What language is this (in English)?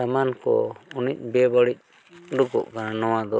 Santali